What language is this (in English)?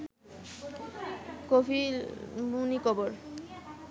Bangla